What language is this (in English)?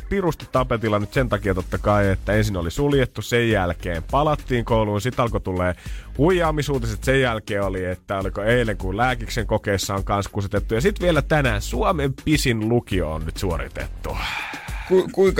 Finnish